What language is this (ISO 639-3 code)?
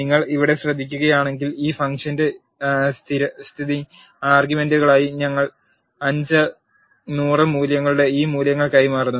mal